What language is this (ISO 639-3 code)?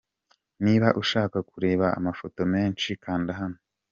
kin